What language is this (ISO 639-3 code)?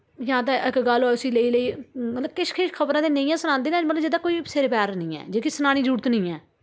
doi